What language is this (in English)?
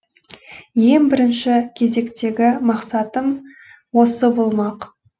Kazakh